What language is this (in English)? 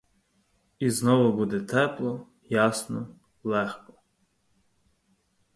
Ukrainian